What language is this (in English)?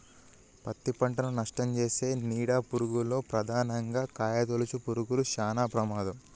Telugu